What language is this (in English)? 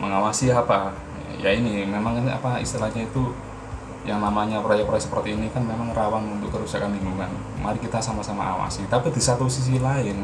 Indonesian